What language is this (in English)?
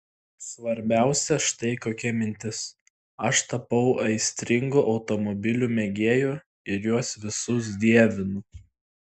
Lithuanian